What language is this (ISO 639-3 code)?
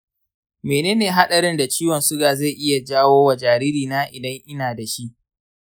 hau